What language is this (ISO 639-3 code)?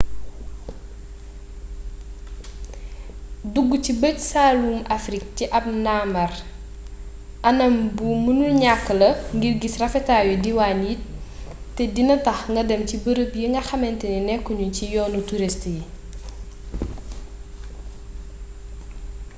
wol